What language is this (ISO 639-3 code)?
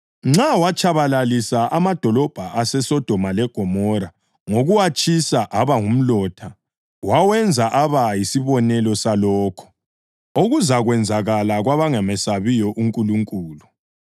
nde